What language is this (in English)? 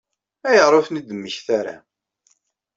Kabyle